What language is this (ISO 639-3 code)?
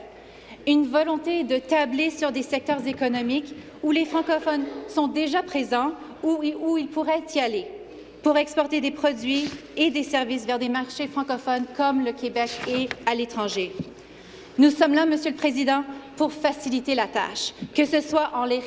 fra